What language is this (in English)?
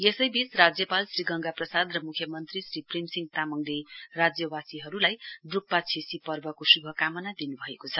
Nepali